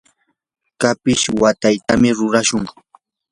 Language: Yanahuanca Pasco Quechua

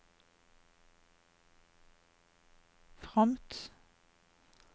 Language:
Norwegian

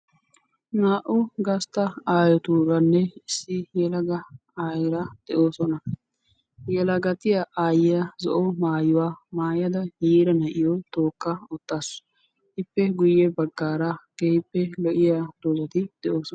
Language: Wolaytta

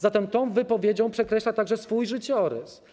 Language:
Polish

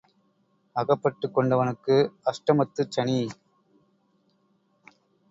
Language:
Tamil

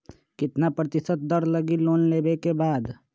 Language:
Magahi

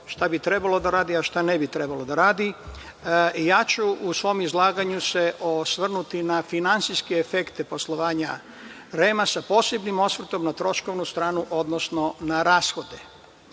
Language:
Serbian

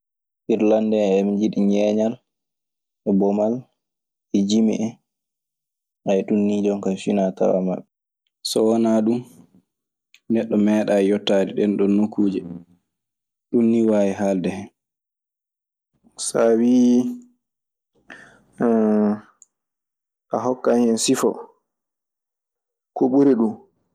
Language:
Maasina Fulfulde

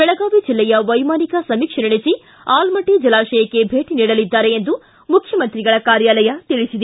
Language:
Kannada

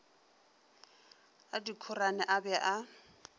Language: Northern Sotho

